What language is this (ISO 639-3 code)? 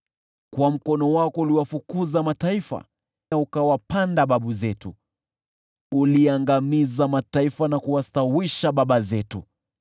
swa